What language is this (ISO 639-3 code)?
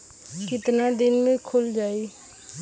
bho